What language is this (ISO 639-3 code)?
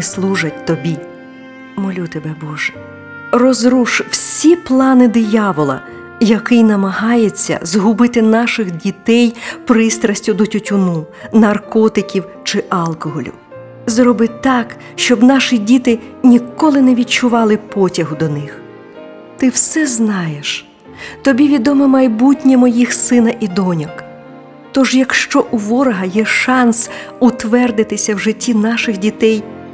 ukr